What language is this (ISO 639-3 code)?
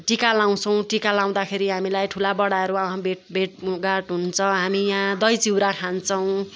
nep